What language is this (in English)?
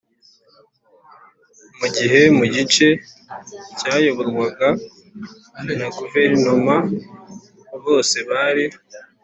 Kinyarwanda